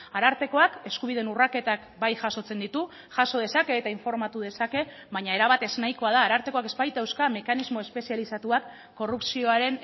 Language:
Basque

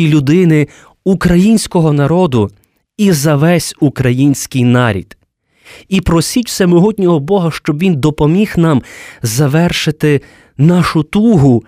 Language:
Ukrainian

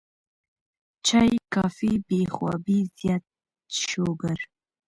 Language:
Pashto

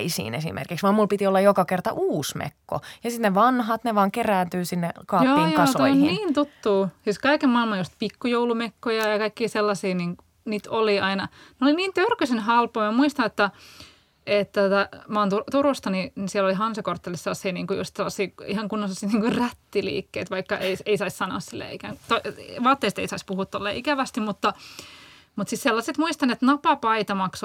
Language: Finnish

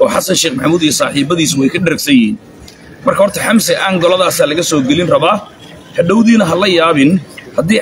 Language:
Arabic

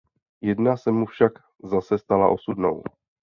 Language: Czech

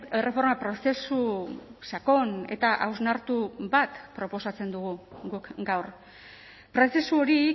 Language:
Basque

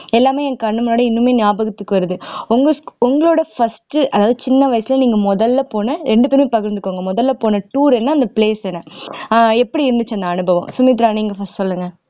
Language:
Tamil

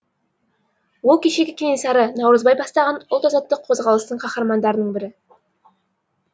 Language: Kazakh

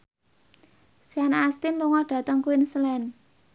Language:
Javanese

